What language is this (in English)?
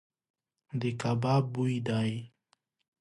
Pashto